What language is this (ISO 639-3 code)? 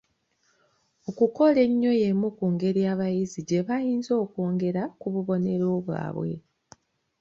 lug